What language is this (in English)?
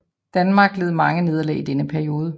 Danish